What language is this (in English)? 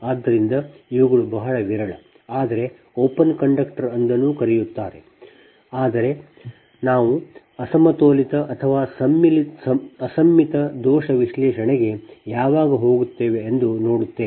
Kannada